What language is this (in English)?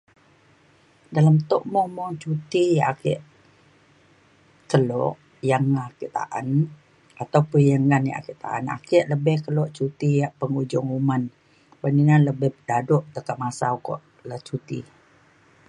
Mainstream Kenyah